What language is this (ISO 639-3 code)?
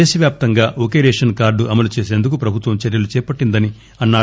tel